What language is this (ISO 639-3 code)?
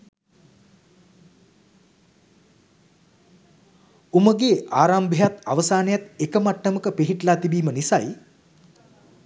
sin